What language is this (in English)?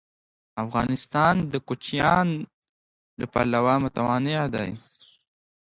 Pashto